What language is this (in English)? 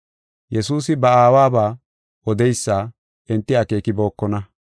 Gofa